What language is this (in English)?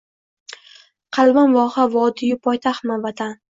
Uzbek